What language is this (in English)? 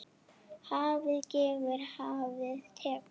Icelandic